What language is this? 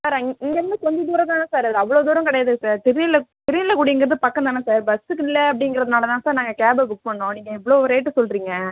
Tamil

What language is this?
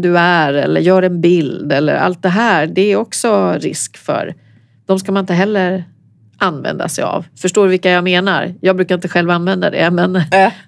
Swedish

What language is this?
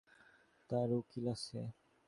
Bangla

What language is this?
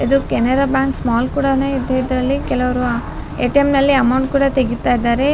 Kannada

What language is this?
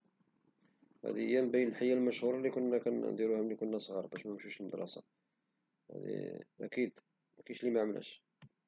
Moroccan Arabic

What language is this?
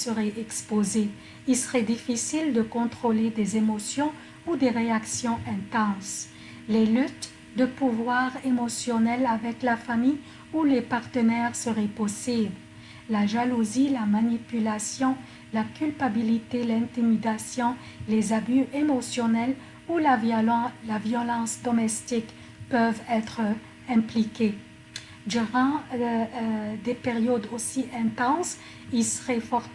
French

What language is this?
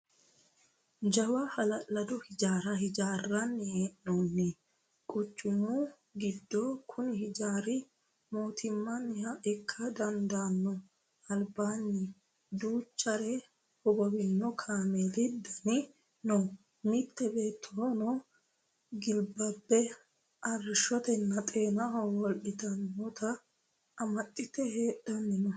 Sidamo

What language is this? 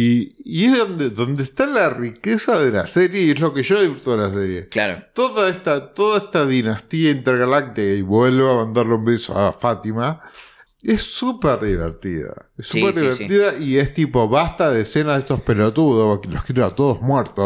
Spanish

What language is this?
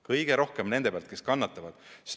Estonian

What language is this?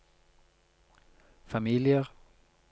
Norwegian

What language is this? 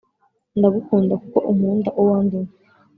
Kinyarwanda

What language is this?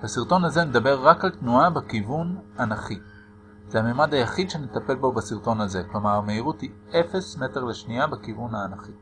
Hebrew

